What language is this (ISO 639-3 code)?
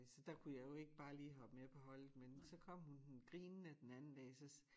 dan